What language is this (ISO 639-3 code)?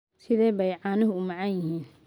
som